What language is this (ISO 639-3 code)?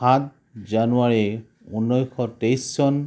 asm